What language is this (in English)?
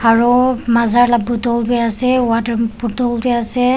Naga Pidgin